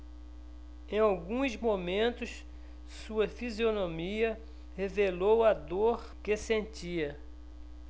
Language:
Portuguese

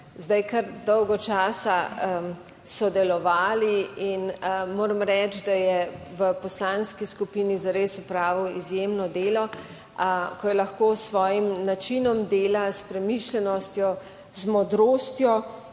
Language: Slovenian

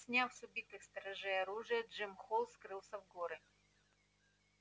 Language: Russian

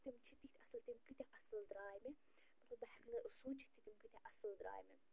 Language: Kashmiri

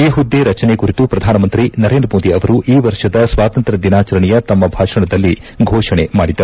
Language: Kannada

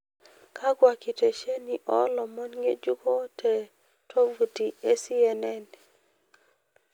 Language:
Masai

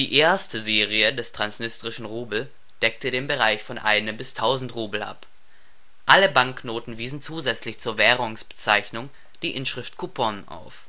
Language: German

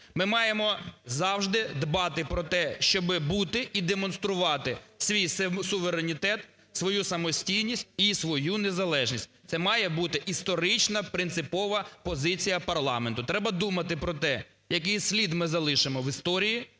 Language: Ukrainian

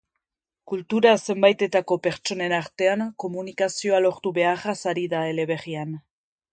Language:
Basque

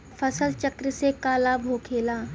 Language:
Bhojpuri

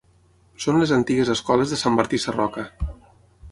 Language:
Catalan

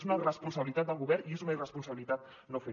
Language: Catalan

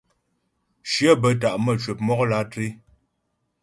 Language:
Ghomala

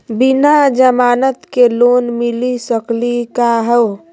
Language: Magahi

